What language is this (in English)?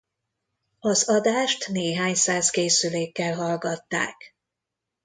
Hungarian